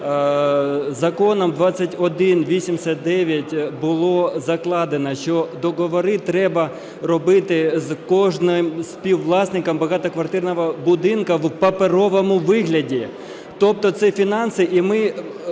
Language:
Ukrainian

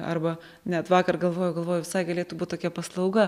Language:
Lithuanian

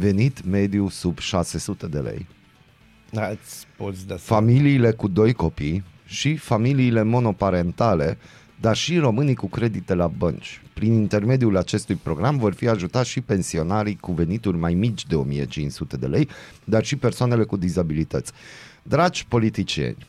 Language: Romanian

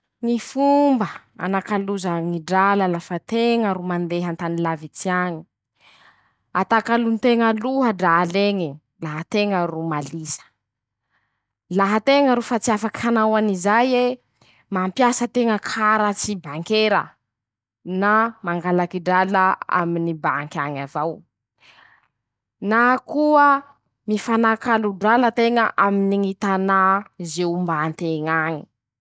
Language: Masikoro Malagasy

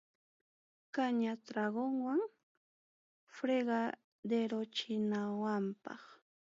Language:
Ayacucho Quechua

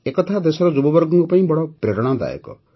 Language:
Odia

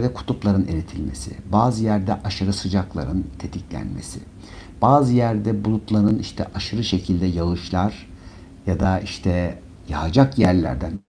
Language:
Turkish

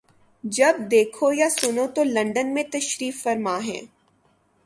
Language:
Urdu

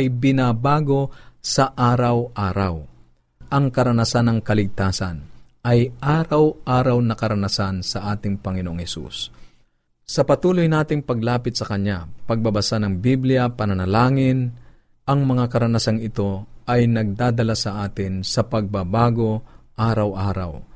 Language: Filipino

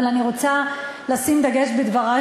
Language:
Hebrew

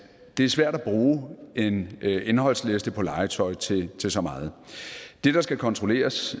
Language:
Danish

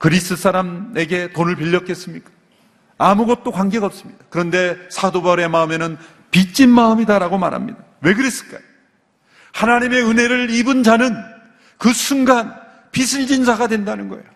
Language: Korean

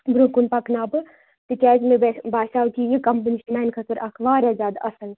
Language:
Kashmiri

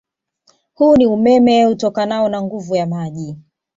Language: Swahili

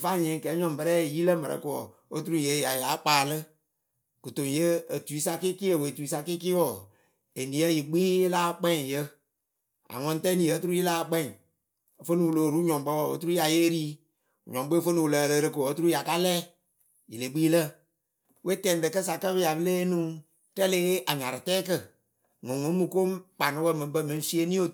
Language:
Akebu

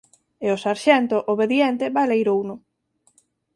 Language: Galician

